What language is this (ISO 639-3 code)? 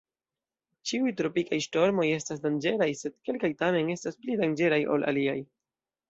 epo